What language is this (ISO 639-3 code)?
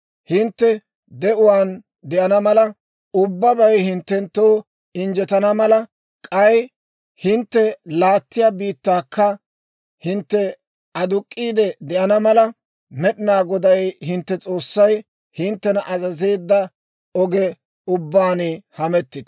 dwr